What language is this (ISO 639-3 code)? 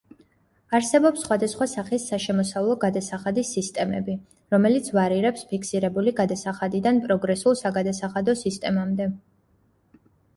kat